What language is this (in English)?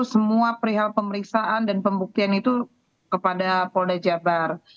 Indonesian